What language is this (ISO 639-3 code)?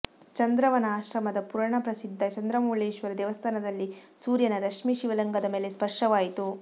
kan